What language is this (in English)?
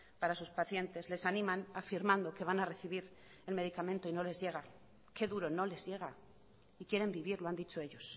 Spanish